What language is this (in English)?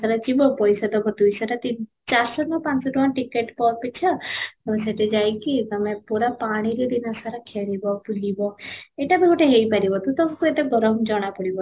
Odia